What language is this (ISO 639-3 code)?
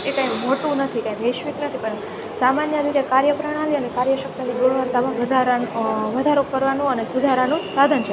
guj